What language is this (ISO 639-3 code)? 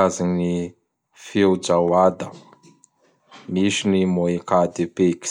bhr